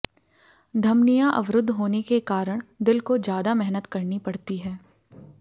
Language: Hindi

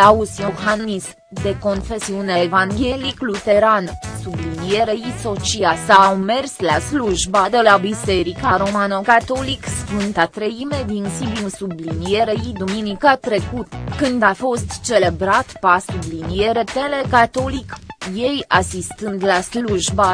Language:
Romanian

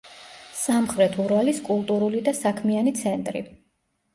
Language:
Georgian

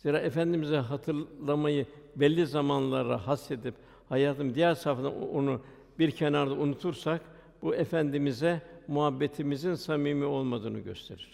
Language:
Turkish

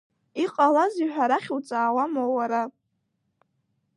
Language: Abkhazian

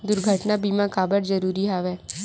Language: Chhattisgarhi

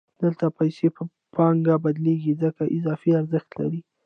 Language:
Pashto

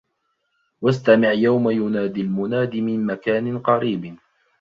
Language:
Arabic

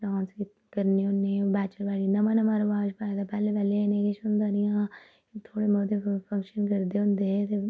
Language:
Dogri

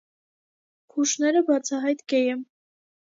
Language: Armenian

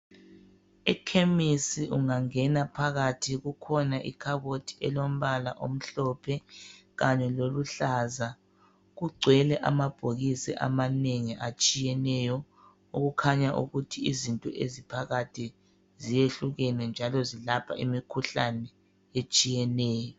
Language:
North Ndebele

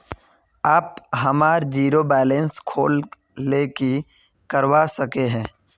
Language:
Magahi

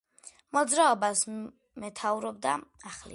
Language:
Georgian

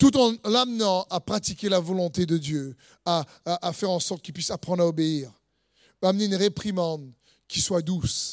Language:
French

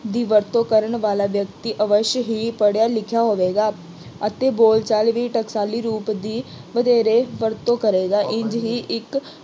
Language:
Punjabi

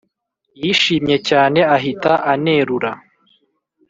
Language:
Kinyarwanda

